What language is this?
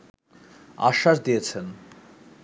Bangla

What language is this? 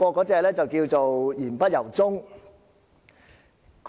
Cantonese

